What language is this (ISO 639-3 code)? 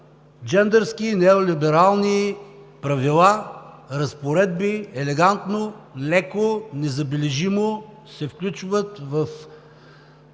bul